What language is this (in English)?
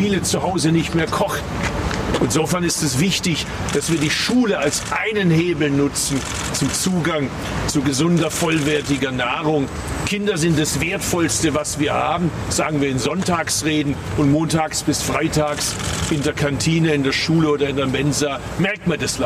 German